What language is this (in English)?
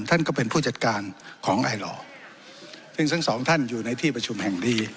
Thai